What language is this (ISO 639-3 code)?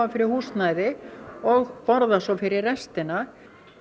isl